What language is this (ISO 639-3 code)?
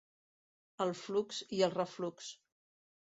cat